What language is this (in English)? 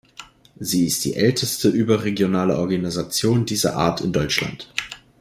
German